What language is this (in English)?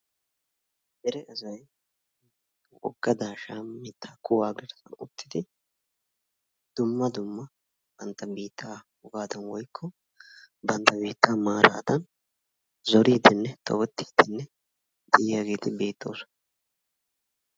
Wolaytta